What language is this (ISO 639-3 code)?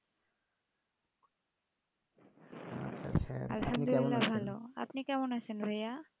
ben